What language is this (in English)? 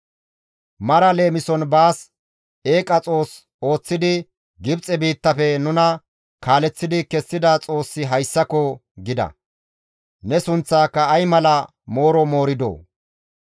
Gamo